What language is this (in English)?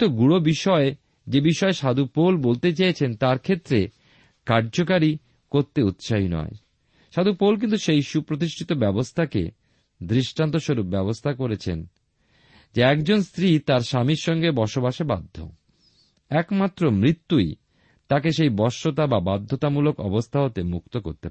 Bangla